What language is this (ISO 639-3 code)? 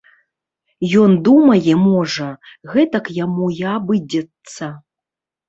bel